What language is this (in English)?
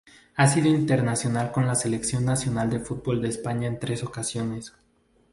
Spanish